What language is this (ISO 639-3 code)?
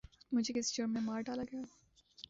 urd